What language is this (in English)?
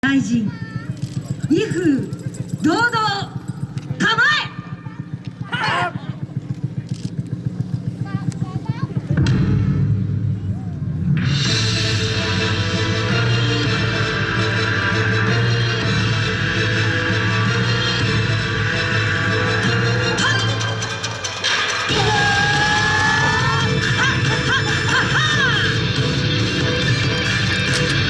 Japanese